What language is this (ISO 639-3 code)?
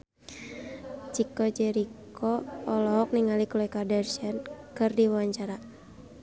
sun